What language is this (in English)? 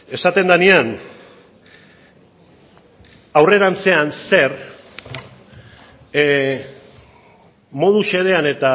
Basque